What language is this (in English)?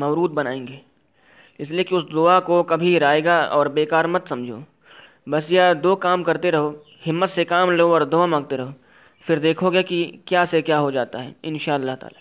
Urdu